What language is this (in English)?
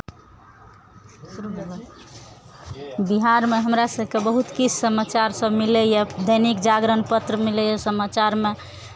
Maithili